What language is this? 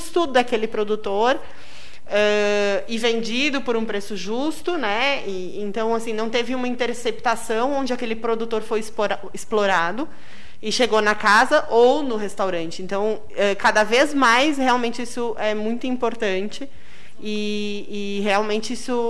Portuguese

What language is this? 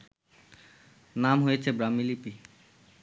Bangla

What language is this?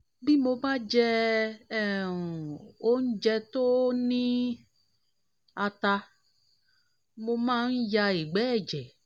Yoruba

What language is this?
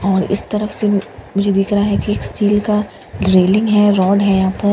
Hindi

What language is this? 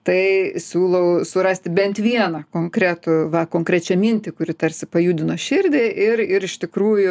Lithuanian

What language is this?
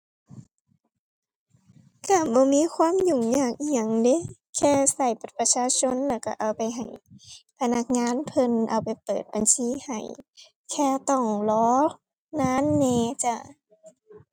Thai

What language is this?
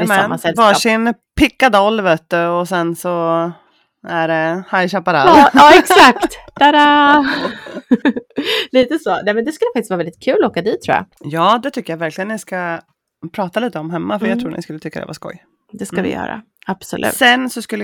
Swedish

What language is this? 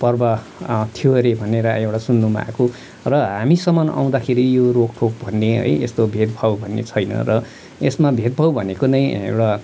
Nepali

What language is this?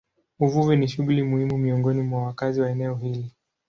Swahili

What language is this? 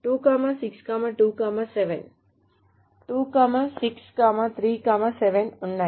Telugu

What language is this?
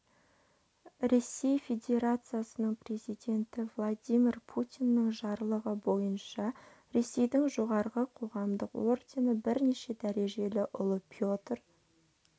Kazakh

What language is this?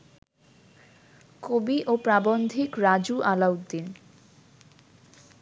Bangla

